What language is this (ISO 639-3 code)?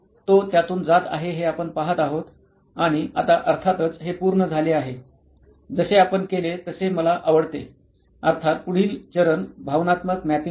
mar